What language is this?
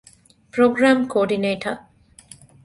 Divehi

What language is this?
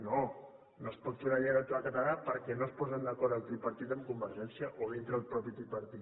Catalan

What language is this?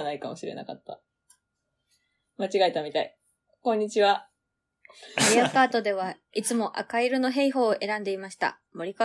Japanese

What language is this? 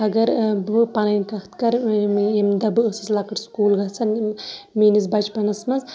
Kashmiri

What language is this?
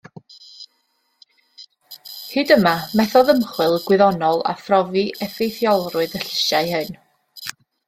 Welsh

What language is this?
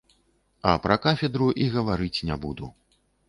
Belarusian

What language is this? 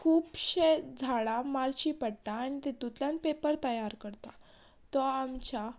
Konkani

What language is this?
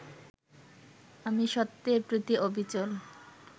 Bangla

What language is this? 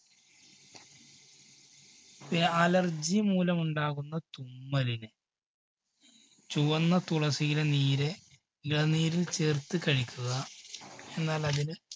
Malayalam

